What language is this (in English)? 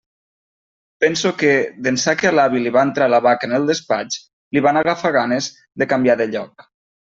Catalan